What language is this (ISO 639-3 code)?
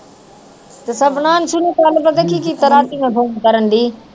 pan